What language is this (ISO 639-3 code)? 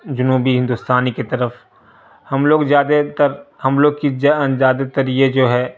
urd